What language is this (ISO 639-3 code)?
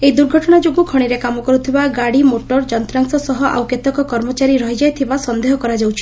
ori